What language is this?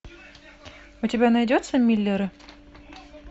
Russian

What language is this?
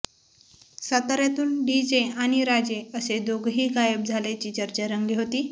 Marathi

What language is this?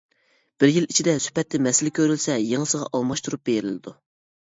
Uyghur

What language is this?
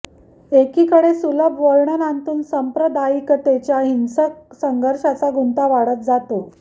Marathi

